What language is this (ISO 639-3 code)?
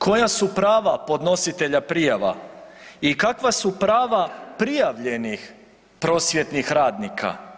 hrv